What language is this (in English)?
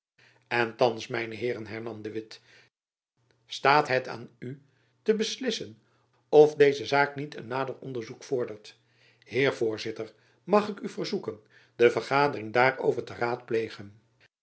Dutch